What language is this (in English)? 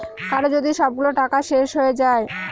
Bangla